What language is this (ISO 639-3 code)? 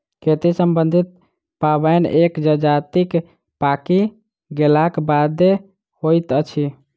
mai